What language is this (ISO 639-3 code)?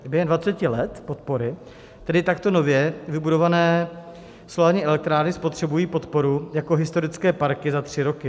ces